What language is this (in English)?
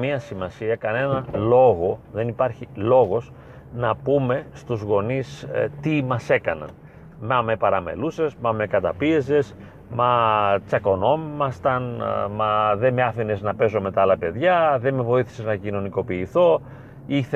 Greek